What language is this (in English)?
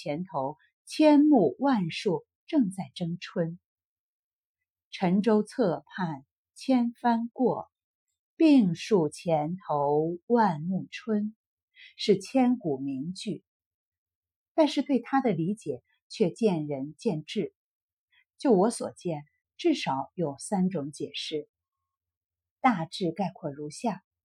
Chinese